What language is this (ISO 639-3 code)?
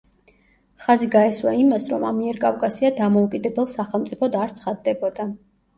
kat